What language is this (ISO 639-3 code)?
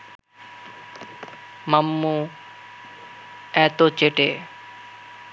ben